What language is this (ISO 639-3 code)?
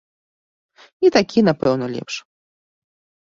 bel